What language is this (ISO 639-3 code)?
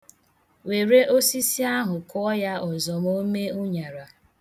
ibo